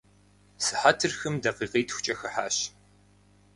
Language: Kabardian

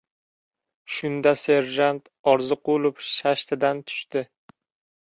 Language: Uzbek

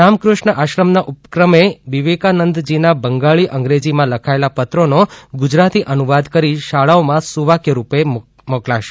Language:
Gujarati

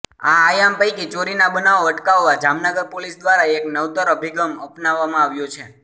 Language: Gujarati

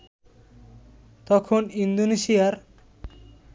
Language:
Bangla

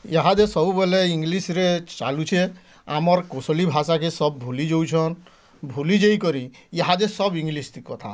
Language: Odia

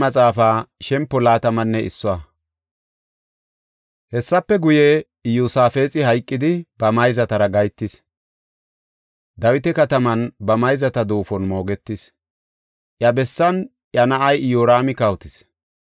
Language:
Gofa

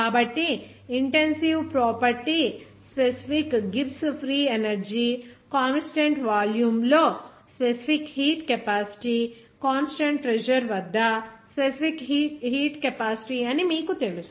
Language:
Telugu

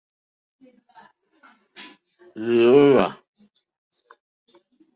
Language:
Mokpwe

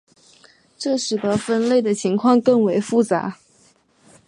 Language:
Chinese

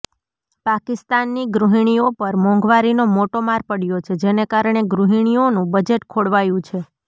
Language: Gujarati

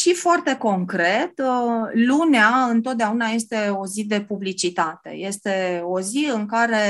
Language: Romanian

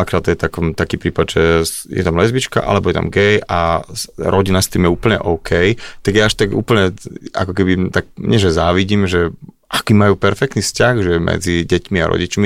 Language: Slovak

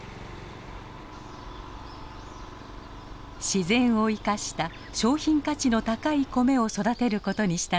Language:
Japanese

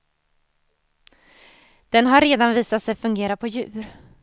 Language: Swedish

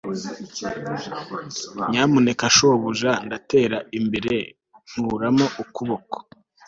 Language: Kinyarwanda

